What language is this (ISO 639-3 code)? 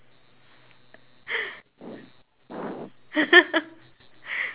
eng